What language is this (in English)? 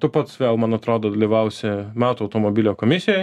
Lithuanian